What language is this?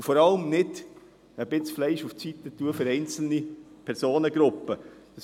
Swiss German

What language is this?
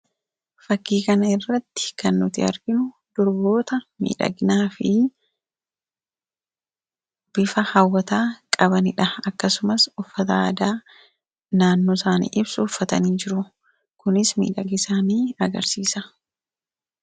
Oromo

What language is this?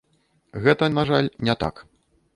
Belarusian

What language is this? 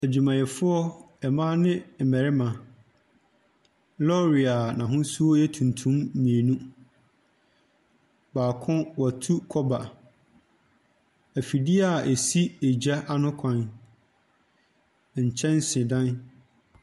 Akan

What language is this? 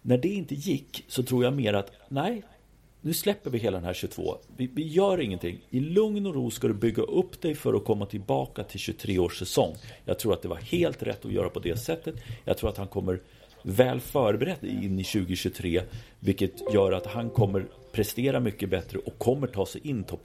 Swedish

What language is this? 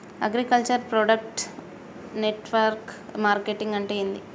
Telugu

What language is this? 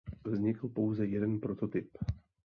Czech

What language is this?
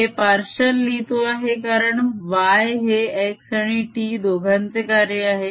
Marathi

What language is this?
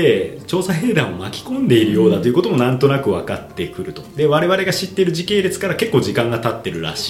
Japanese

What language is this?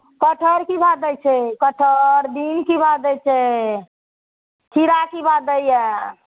Maithili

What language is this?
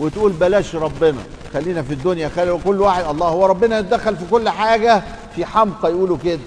Arabic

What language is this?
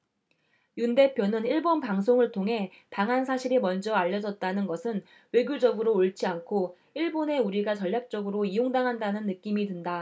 Korean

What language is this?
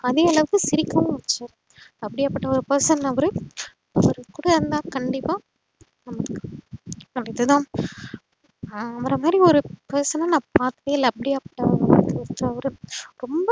Tamil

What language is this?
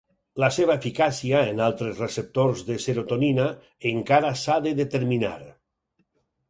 Catalan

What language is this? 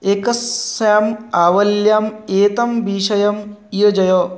Sanskrit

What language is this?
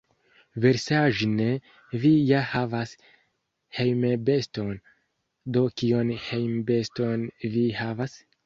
Esperanto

